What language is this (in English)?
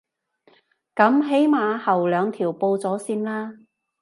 Cantonese